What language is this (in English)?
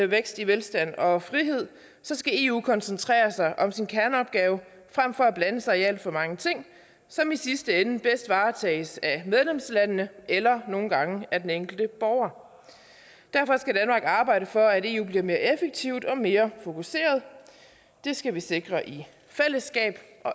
Danish